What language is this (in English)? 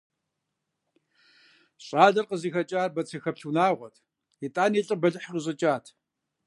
Kabardian